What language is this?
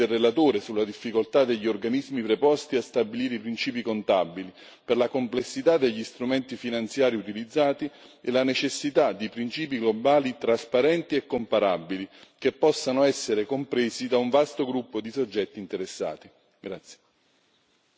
Italian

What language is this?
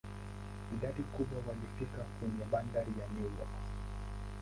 Swahili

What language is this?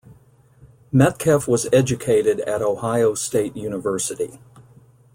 English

